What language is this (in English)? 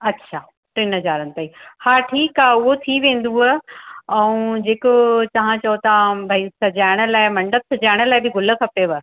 Sindhi